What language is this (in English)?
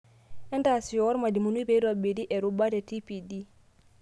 Masai